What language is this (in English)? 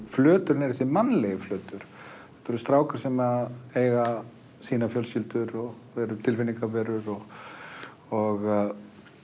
Icelandic